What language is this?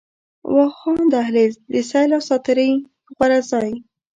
Pashto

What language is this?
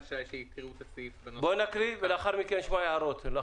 Hebrew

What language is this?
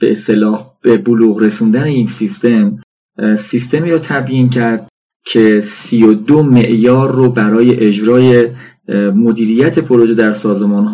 Persian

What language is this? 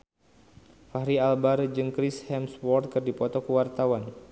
Sundanese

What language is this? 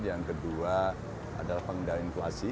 Indonesian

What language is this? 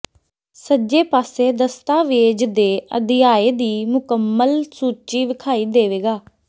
Punjabi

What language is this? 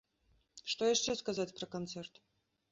Belarusian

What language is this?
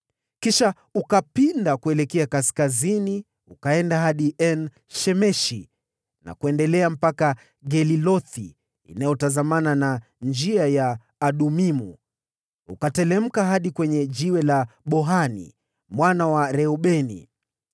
Swahili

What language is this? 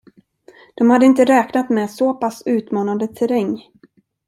Swedish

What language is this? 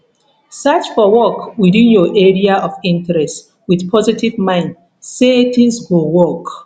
Nigerian Pidgin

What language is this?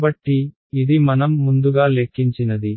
Telugu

